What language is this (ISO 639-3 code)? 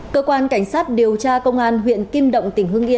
vie